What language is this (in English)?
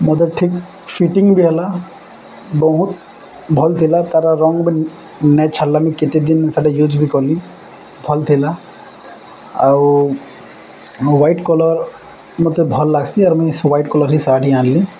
Odia